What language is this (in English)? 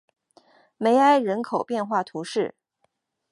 Chinese